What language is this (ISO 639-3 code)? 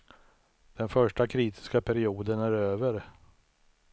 swe